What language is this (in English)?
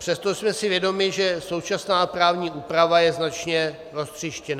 Czech